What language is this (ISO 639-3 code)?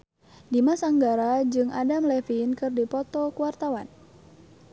sun